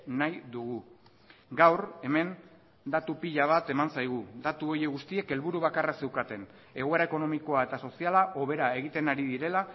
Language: Basque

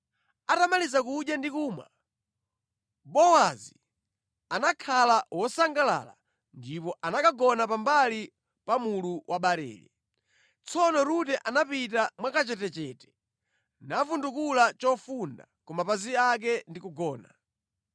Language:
Nyanja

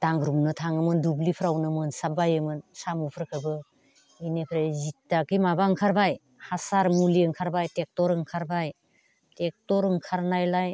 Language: Bodo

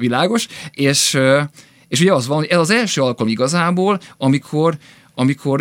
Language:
Hungarian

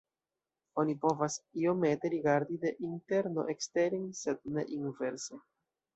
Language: Esperanto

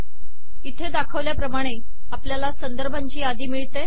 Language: Marathi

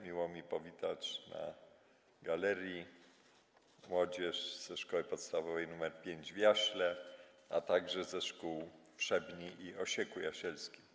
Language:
Polish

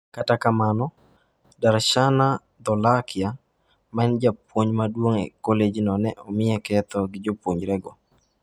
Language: Luo (Kenya and Tanzania)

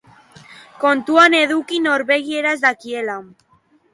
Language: Basque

